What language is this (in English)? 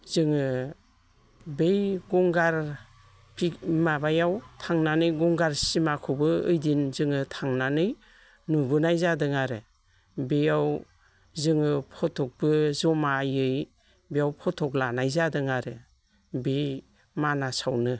Bodo